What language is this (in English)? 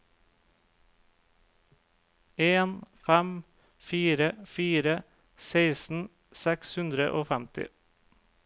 Norwegian